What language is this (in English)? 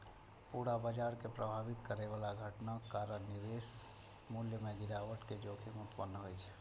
Maithili